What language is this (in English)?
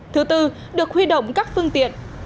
Vietnamese